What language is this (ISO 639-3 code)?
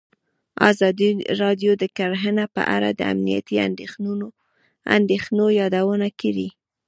pus